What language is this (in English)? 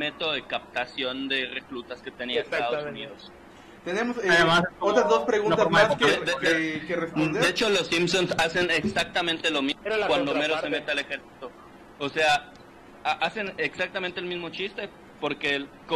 Spanish